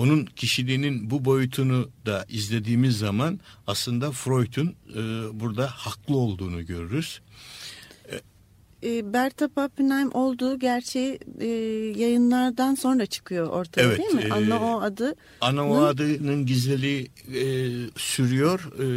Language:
Turkish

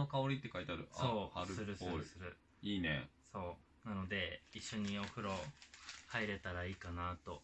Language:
Japanese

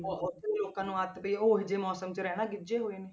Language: Punjabi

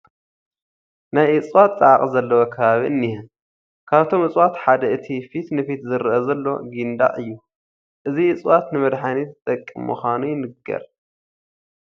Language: Tigrinya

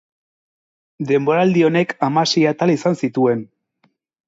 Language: Basque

